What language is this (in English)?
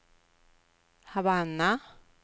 Swedish